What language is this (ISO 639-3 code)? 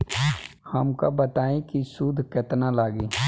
bho